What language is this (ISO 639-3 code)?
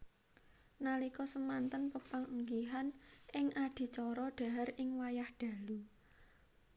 jav